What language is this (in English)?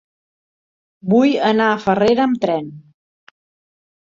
Catalan